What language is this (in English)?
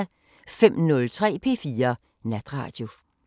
Danish